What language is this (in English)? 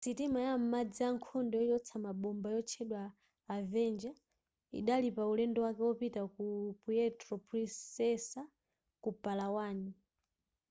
Nyanja